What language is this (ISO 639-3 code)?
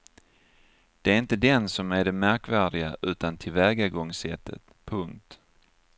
swe